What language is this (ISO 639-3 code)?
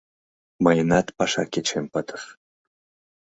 chm